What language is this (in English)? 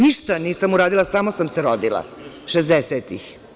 Serbian